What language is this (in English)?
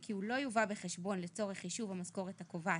Hebrew